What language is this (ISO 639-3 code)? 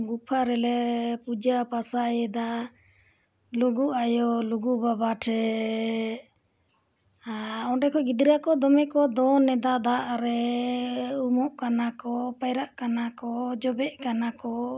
sat